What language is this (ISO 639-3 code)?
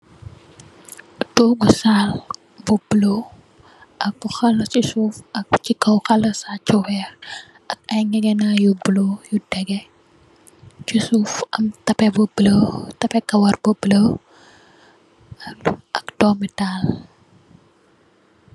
wol